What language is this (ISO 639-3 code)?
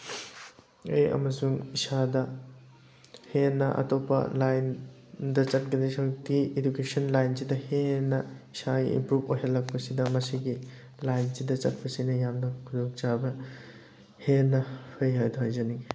mni